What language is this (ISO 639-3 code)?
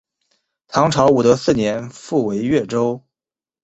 zho